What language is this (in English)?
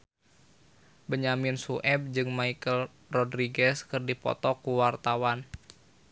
Sundanese